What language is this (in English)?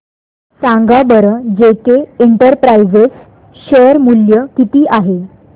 Marathi